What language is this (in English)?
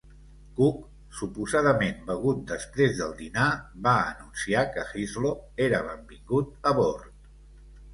Catalan